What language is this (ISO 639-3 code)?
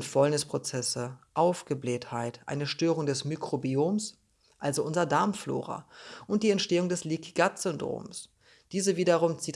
deu